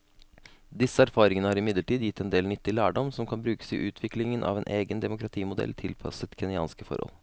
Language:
Norwegian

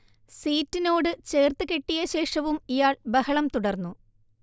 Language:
Malayalam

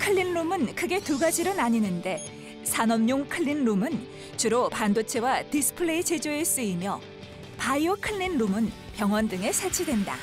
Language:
Korean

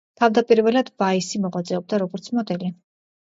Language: Georgian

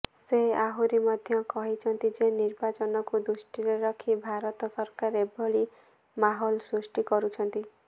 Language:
Odia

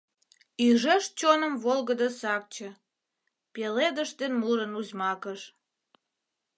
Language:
Mari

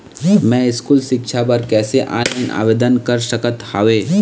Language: Chhattisgarhi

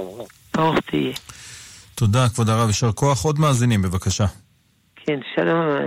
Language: Hebrew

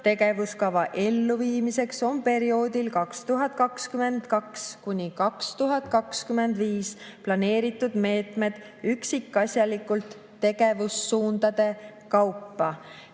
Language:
Estonian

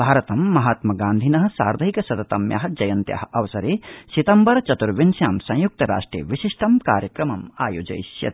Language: Sanskrit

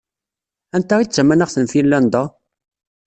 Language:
Kabyle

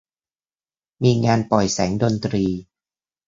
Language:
Thai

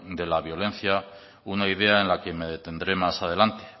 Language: Spanish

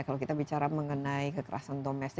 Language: Indonesian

